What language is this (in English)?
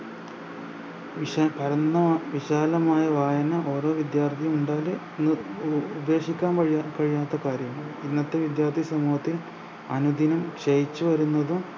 Malayalam